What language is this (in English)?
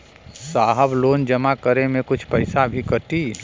Bhojpuri